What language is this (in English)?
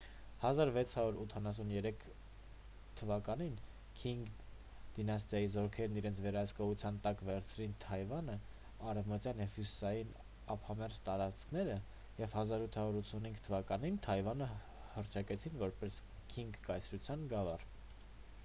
Armenian